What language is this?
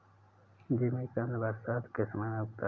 Hindi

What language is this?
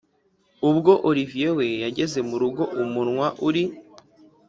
Kinyarwanda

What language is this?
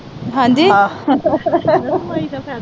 Punjabi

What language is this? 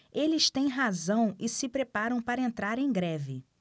Portuguese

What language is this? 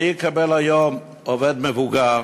Hebrew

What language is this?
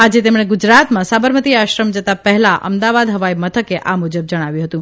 Gujarati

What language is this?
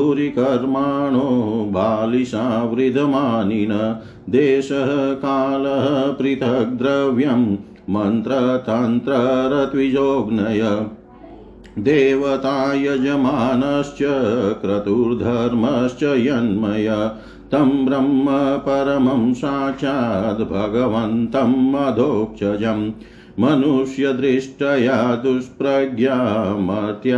Hindi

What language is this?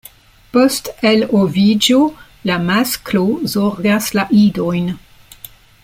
Esperanto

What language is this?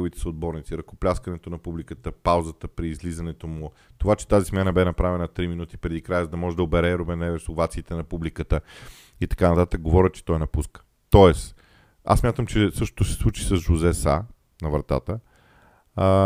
Bulgarian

